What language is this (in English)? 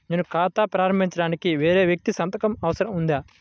Telugu